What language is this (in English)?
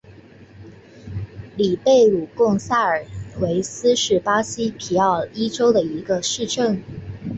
Chinese